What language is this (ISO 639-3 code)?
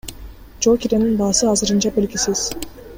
kir